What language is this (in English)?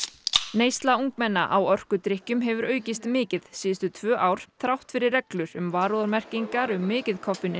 Icelandic